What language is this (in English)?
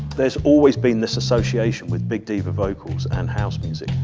English